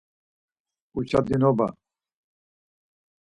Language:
Laz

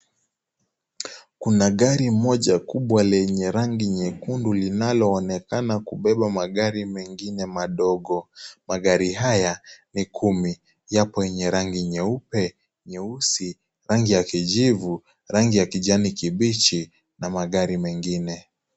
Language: Swahili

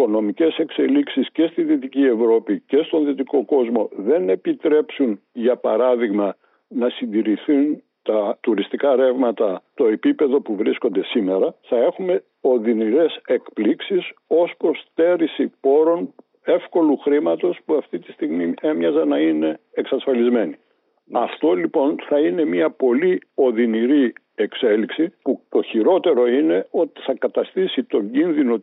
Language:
Greek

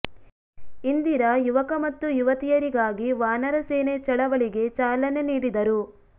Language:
Kannada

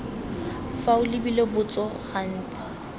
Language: Tswana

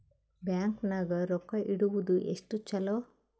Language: Kannada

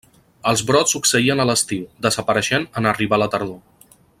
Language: Catalan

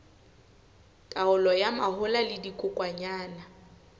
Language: Southern Sotho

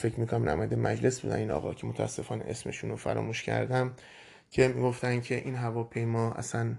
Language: Persian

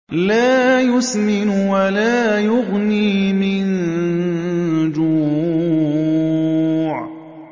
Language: Arabic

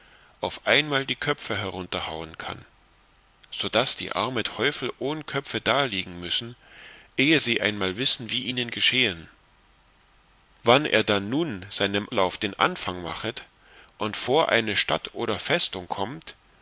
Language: German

